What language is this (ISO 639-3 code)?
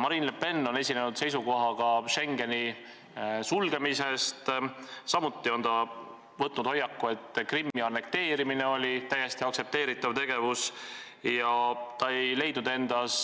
est